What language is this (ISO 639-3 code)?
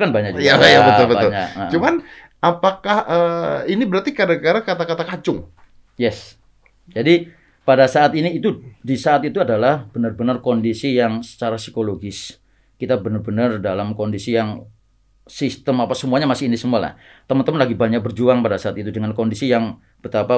ind